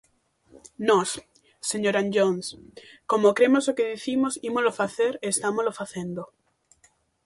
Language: Galician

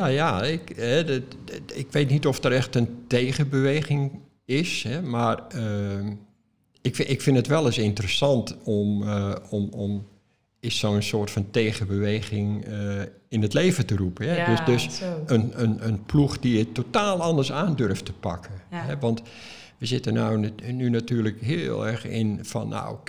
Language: Dutch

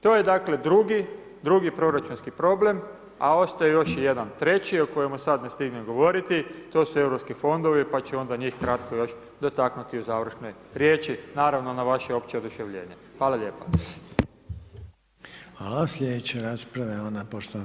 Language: Croatian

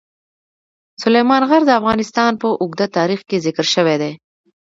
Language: Pashto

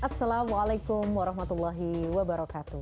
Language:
Indonesian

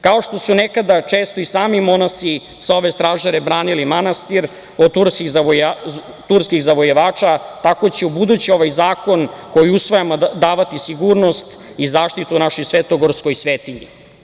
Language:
Serbian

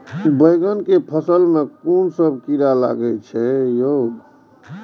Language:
Maithili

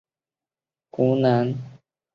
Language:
Chinese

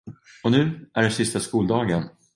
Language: Swedish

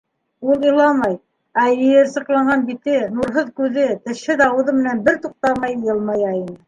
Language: Bashkir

